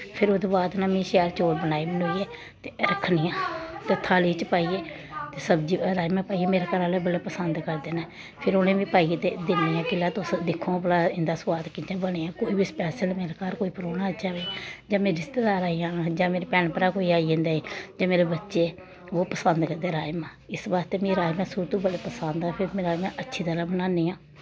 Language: Dogri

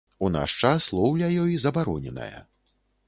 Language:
Belarusian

